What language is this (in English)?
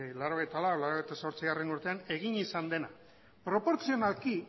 Basque